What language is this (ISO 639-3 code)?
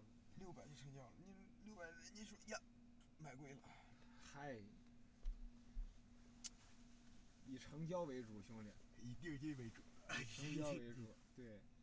zho